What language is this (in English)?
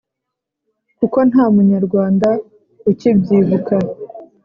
Kinyarwanda